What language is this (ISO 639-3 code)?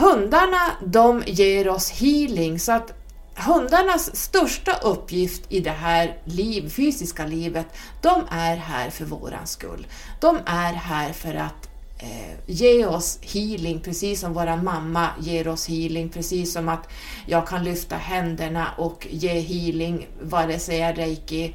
swe